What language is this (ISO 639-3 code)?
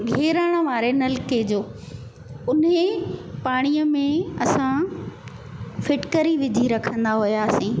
snd